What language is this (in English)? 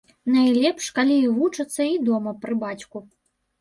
Belarusian